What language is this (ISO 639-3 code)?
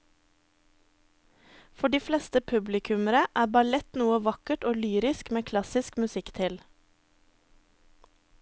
nor